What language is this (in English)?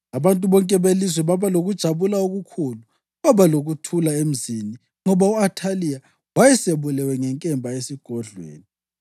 North Ndebele